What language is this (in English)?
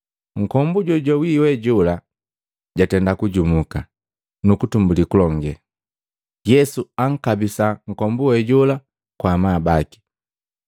Matengo